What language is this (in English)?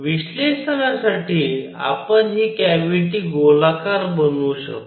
Marathi